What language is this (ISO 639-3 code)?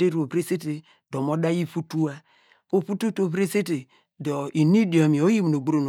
deg